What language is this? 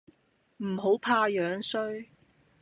Cantonese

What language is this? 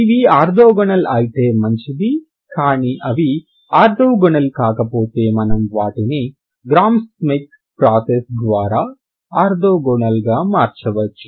Telugu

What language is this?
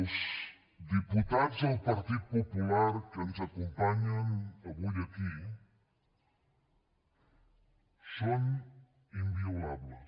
Catalan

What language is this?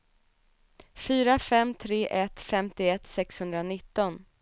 Swedish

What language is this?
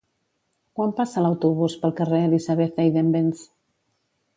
Catalan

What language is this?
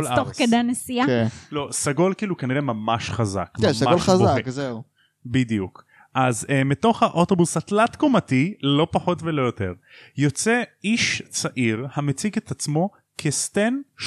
Hebrew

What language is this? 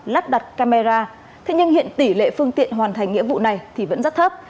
Vietnamese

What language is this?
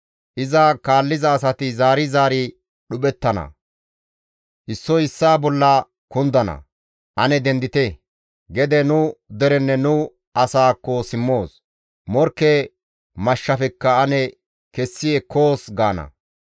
Gamo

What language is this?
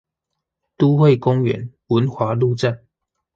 Chinese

